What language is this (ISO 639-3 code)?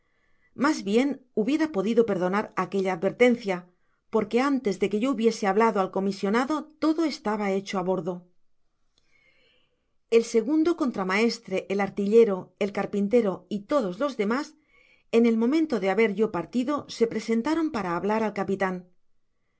spa